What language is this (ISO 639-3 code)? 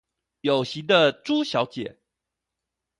zho